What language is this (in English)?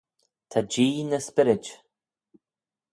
Manx